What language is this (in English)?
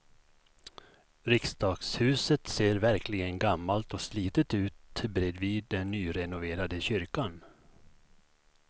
Swedish